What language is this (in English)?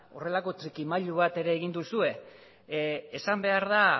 Basque